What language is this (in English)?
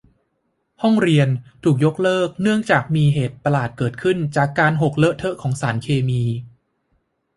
Thai